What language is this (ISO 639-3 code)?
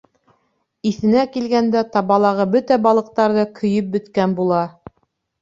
bak